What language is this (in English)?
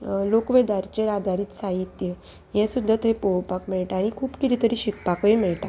Konkani